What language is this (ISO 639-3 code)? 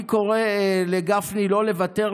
heb